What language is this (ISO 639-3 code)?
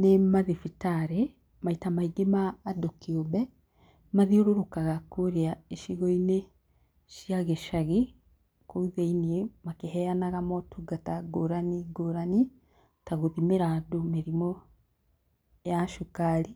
kik